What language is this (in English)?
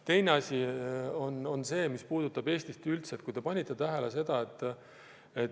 Estonian